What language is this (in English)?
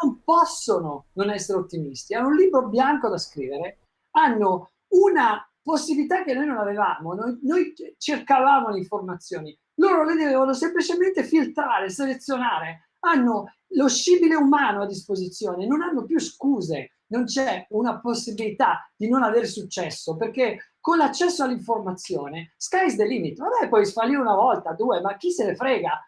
Italian